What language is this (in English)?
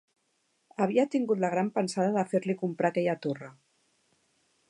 Catalan